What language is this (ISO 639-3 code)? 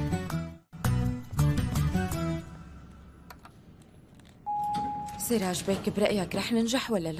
ara